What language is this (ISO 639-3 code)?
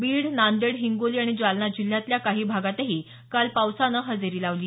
mar